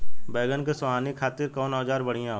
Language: Bhojpuri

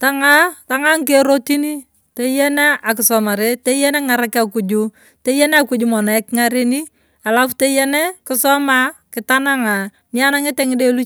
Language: Turkana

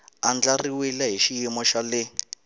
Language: Tsonga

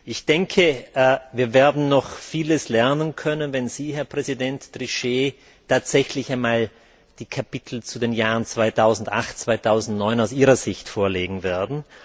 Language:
German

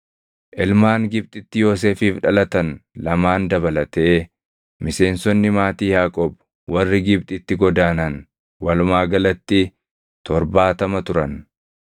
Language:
Oromo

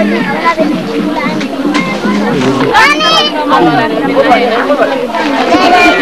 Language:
Indonesian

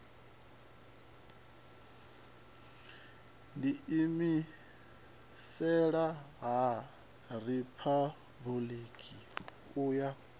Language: Venda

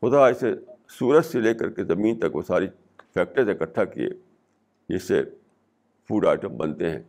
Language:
Urdu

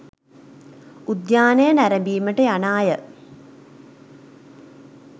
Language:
Sinhala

